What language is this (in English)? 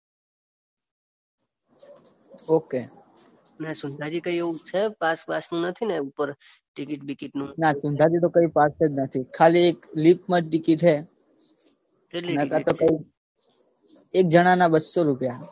Gujarati